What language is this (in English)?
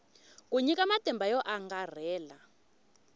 Tsonga